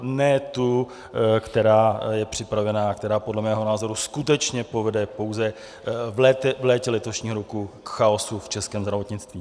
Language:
Czech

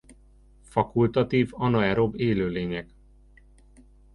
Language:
Hungarian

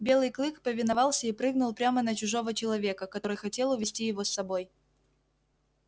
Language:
Russian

